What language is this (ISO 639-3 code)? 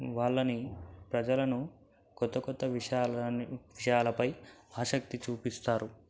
tel